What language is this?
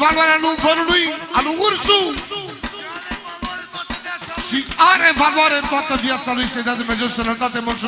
Romanian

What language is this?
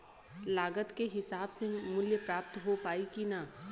Bhojpuri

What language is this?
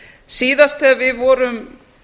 Icelandic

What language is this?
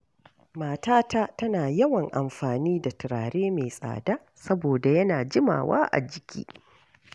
Hausa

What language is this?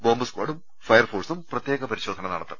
Malayalam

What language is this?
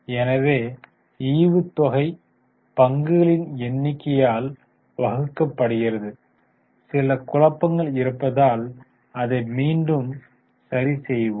Tamil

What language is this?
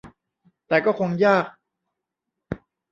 Thai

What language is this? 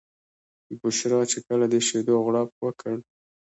Pashto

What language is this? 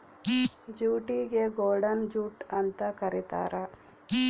Kannada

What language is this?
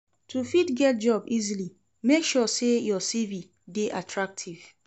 Nigerian Pidgin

